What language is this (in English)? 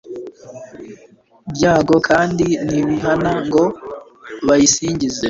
Kinyarwanda